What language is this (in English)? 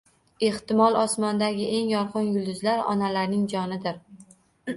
Uzbek